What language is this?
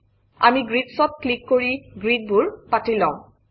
Assamese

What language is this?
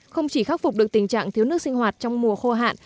Vietnamese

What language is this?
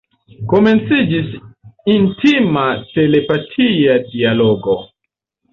Esperanto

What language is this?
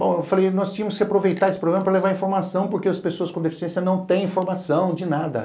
Portuguese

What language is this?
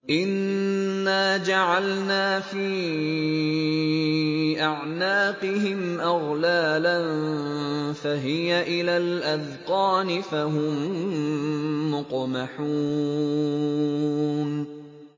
Arabic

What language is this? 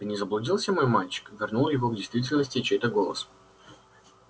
Russian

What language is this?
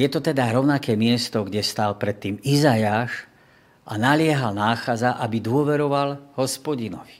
Slovak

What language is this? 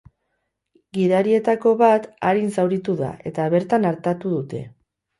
Basque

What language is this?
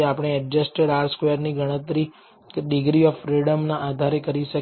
Gujarati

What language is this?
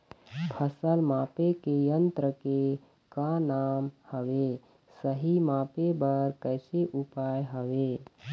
Chhattisgarhi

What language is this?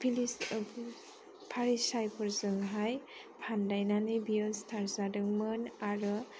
Bodo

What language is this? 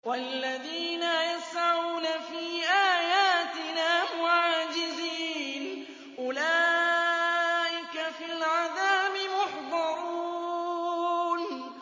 Arabic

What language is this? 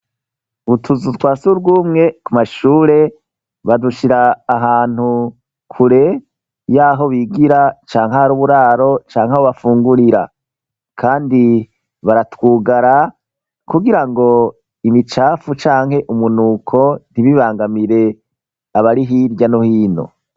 Rundi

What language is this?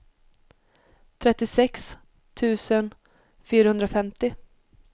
Swedish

